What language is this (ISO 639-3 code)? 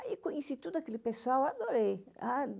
por